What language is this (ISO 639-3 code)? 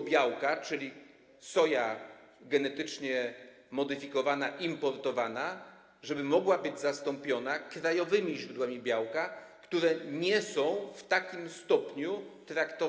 pol